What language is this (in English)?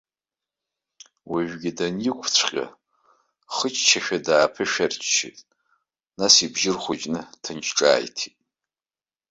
Abkhazian